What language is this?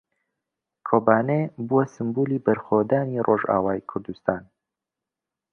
Central Kurdish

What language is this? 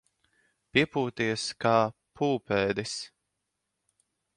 Latvian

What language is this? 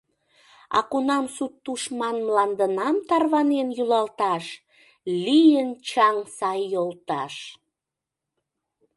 Mari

